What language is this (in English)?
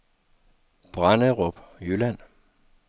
Danish